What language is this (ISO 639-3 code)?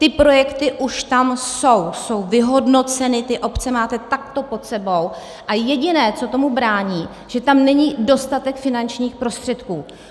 ces